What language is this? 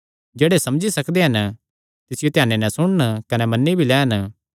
Kangri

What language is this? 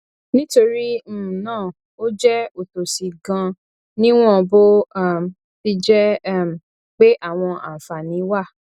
Yoruba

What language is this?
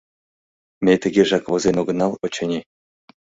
Mari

